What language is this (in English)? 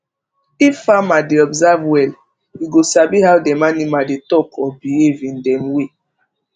Nigerian Pidgin